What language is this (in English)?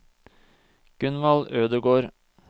Norwegian